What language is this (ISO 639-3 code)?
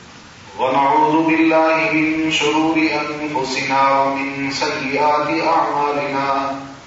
urd